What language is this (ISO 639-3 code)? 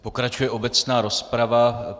ces